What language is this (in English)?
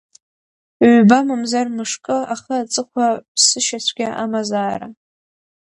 Abkhazian